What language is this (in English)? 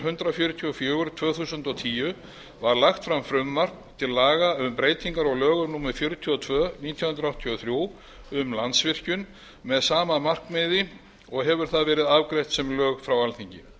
Icelandic